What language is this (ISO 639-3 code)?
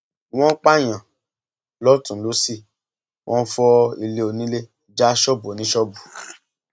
yor